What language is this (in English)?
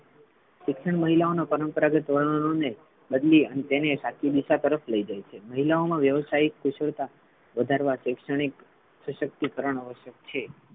Gujarati